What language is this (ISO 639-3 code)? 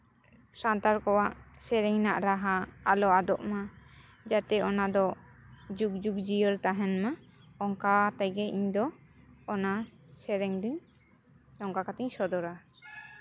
sat